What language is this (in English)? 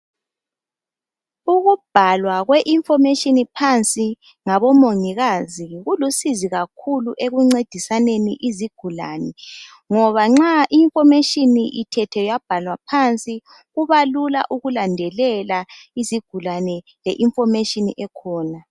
North Ndebele